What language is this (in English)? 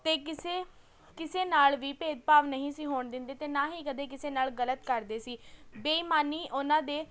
Punjabi